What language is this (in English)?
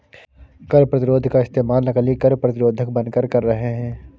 Hindi